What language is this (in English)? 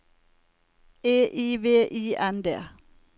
Norwegian